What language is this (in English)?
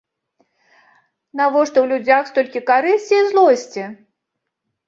Belarusian